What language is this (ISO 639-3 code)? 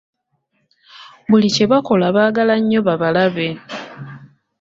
lug